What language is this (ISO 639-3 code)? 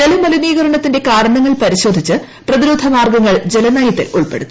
mal